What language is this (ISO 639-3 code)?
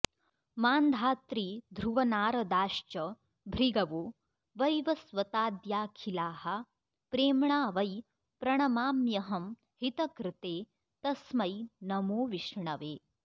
san